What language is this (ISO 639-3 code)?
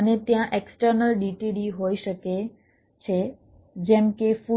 guj